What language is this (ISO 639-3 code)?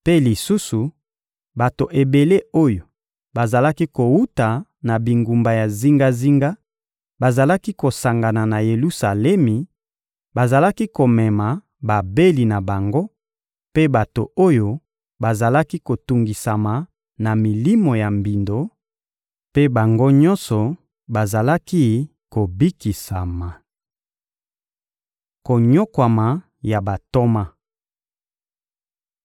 lin